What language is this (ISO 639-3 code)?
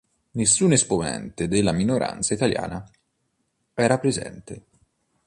ita